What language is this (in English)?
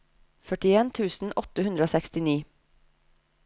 Norwegian